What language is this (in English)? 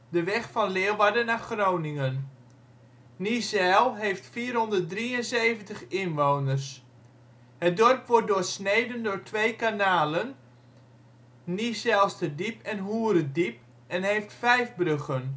Dutch